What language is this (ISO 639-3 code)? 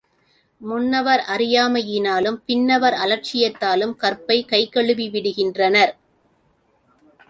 tam